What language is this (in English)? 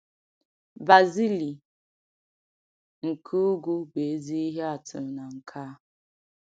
Igbo